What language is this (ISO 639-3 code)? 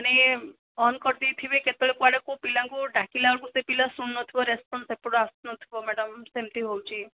ori